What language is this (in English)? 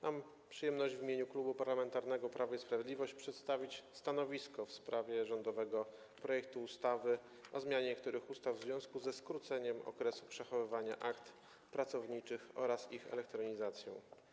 Polish